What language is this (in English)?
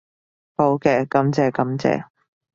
Cantonese